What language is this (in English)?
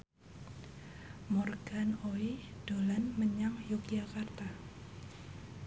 Javanese